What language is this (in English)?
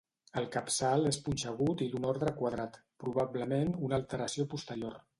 Catalan